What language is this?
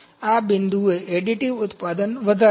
Gujarati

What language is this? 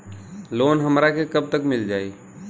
Bhojpuri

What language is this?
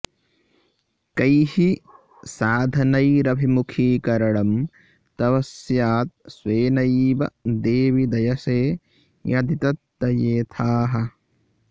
Sanskrit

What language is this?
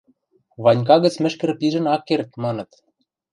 Western Mari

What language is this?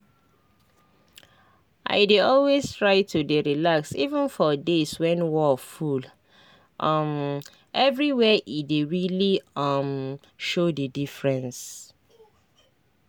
Nigerian Pidgin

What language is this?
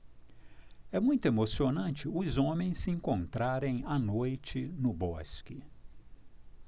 Portuguese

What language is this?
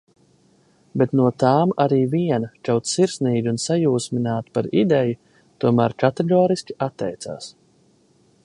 Latvian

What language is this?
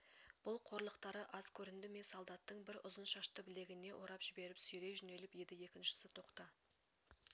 Kazakh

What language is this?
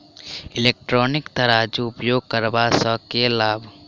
Maithili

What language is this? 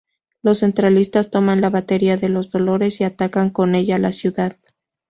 Spanish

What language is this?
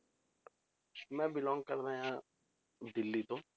Punjabi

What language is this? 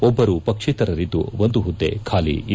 Kannada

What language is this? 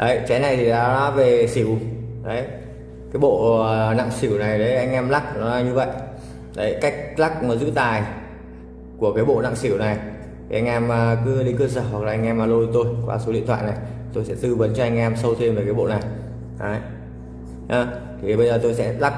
Vietnamese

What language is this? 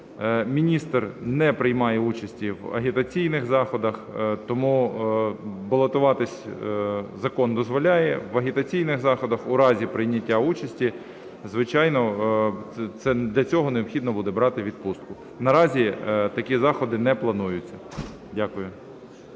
Ukrainian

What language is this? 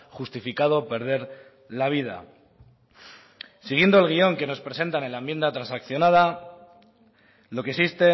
Spanish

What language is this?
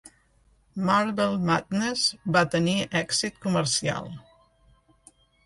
Catalan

